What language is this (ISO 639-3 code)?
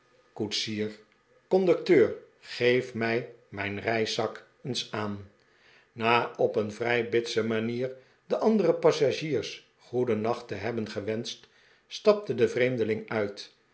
nld